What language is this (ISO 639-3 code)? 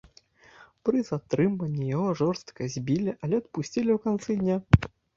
bel